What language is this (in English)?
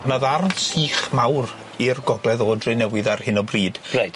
Welsh